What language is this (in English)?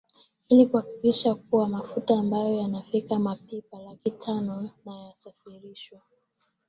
Swahili